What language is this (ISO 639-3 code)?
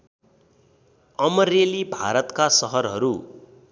nep